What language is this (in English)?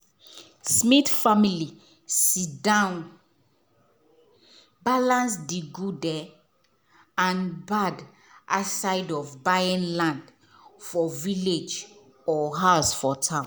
Nigerian Pidgin